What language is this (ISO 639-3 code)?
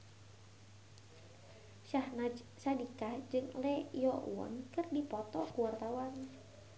sun